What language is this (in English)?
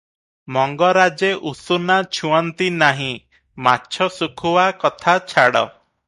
Odia